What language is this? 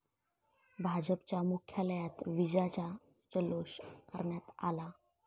Marathi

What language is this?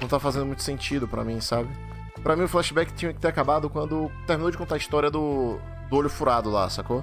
Portuguese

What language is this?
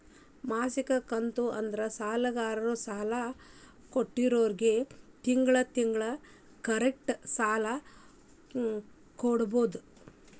Kannada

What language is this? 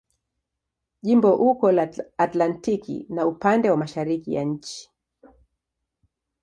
Swahili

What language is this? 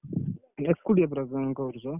Odia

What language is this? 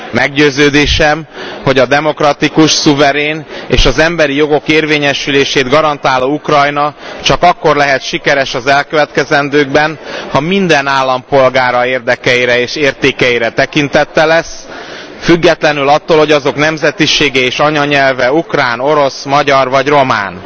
Hungarian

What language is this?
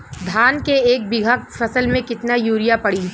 Bhojpuri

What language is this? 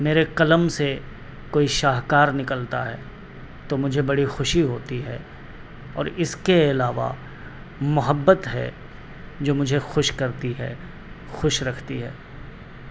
Urdu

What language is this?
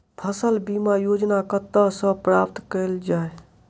Maithili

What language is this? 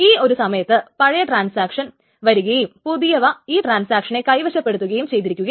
Malayalam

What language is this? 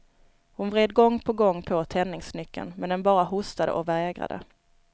Swedish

